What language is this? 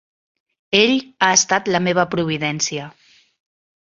Catalan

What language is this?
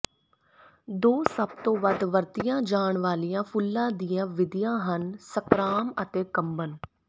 Punjabi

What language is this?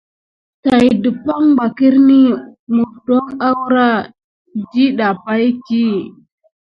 Gidar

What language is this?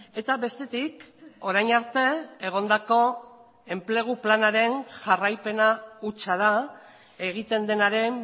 Basque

